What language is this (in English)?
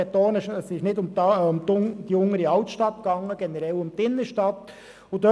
Swiss German